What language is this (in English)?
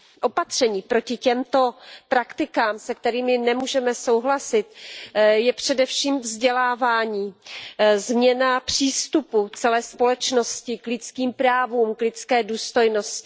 Czech